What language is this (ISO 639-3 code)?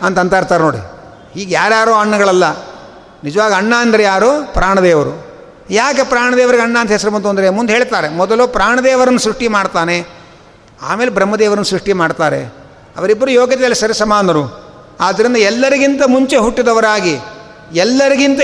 kan